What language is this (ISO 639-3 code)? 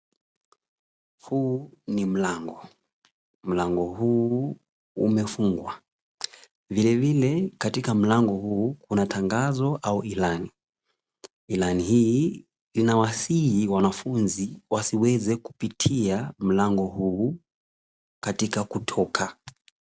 swa